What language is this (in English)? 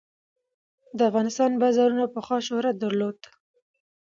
Pashto